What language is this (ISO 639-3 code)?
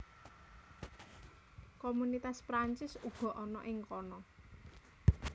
jav